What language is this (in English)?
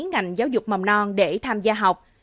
Vietnamese